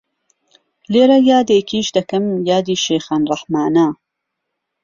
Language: Central Kurdish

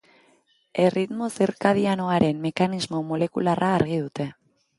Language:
Basque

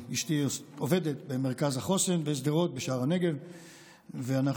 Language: Hebrew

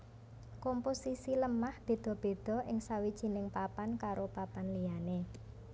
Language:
Javanese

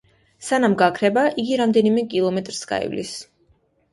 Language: Georgian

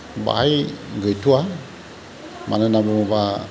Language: Bodo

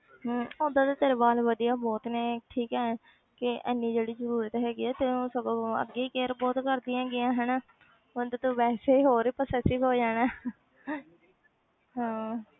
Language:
Punjabi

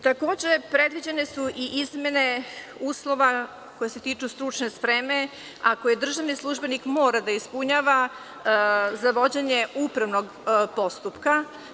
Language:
Serbian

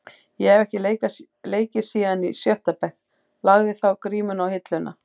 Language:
Icelandic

